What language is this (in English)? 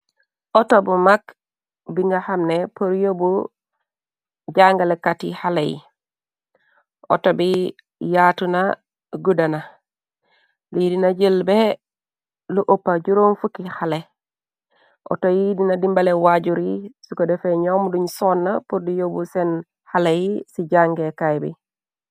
Wolof